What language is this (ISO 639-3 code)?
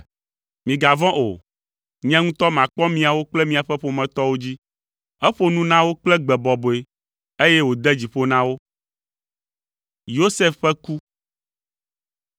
ewe